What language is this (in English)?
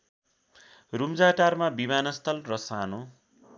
Nepali